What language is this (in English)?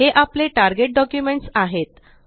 Marathi